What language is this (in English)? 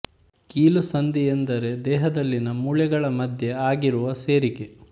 Kannada